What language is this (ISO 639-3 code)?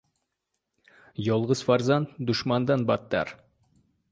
uzb